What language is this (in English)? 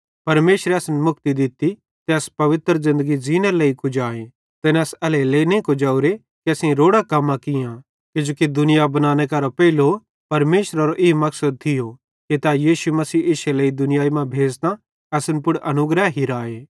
Bhadrawahi